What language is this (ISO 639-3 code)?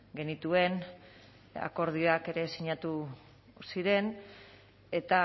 eus